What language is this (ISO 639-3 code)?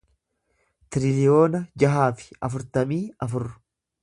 orm